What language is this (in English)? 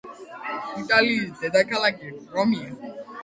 Georgian